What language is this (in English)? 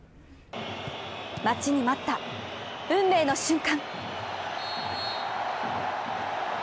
Japanese